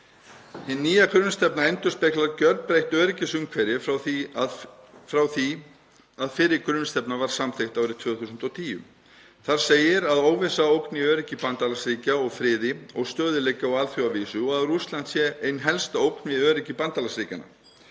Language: Icelandic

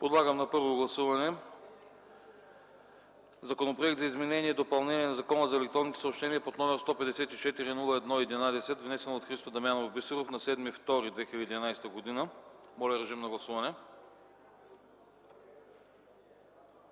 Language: Bulgarian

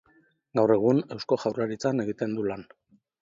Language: Basque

